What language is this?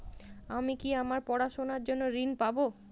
Bangla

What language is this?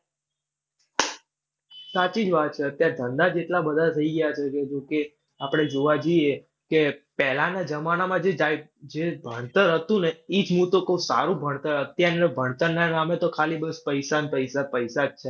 Gujarati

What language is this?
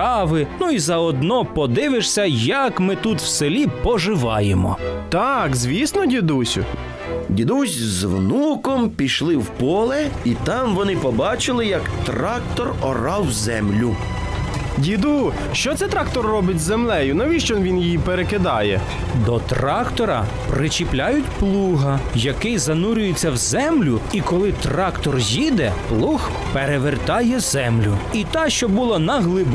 Ukrainian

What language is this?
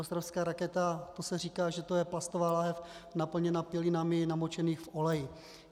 Czech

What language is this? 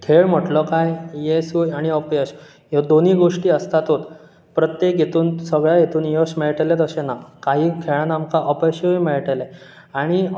Konkani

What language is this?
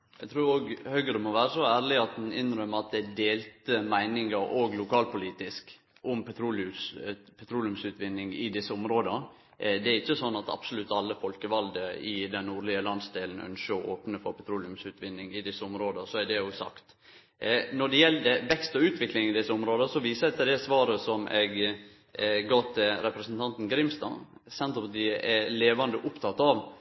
Norwegian Nynorsk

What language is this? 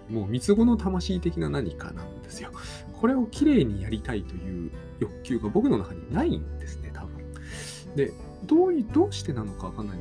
Japanese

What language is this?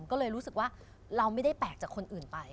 Thai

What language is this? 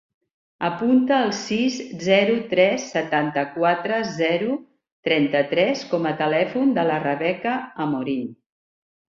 Catalan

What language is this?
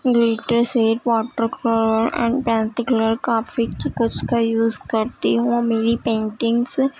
Urdu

